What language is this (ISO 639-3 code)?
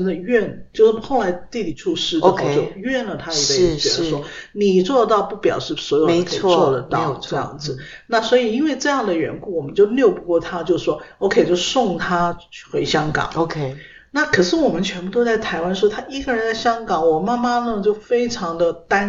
zho